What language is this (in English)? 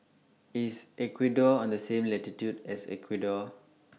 English